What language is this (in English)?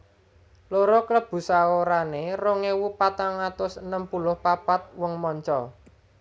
Javanese